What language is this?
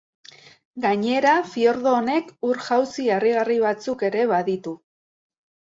Basque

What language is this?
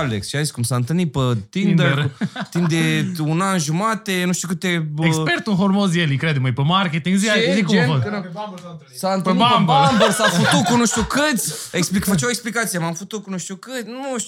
Romanian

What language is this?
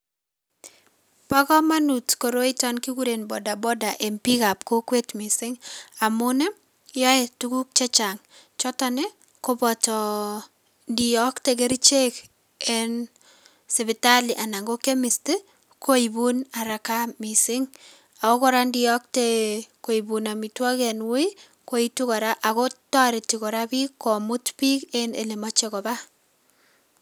Kalenjin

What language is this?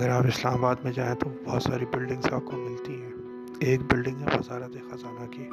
Urdu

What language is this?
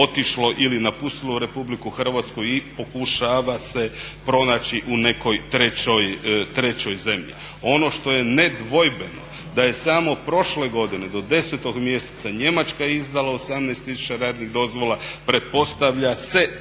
Croatian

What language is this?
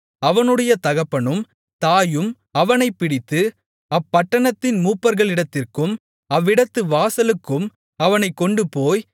Tamil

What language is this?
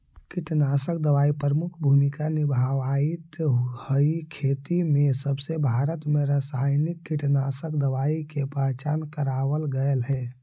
Magahi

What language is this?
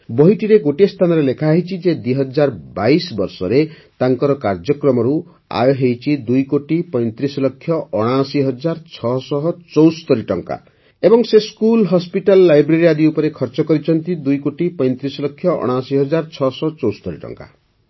Odia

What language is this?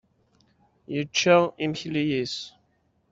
Kabyle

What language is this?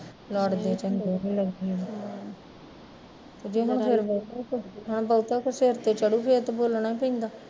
Punjabi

